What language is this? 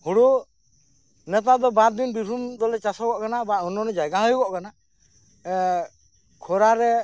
Santali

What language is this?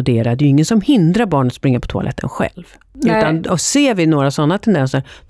Swedish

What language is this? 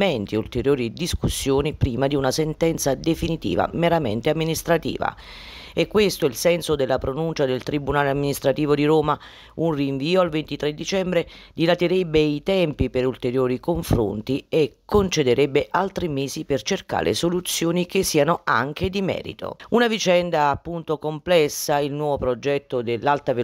Italian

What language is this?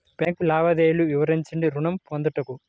Telugu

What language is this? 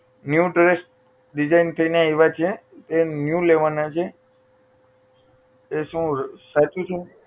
Gujarati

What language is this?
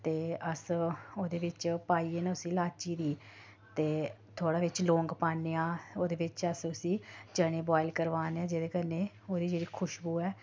Dogri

